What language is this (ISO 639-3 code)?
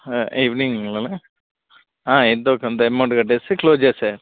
tel